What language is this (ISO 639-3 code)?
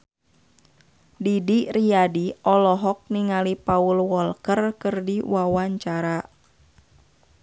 sun